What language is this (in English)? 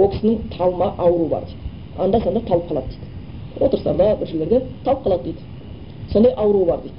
Bulgarian